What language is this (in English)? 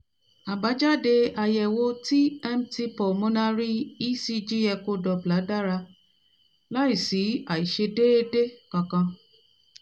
Yoruba